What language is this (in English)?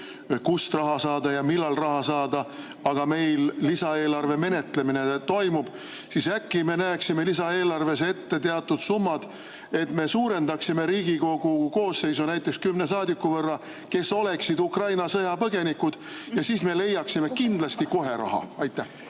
Estonian